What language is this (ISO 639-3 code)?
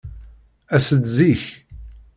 kab